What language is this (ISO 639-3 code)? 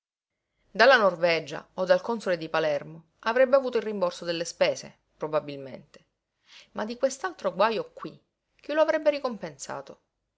ita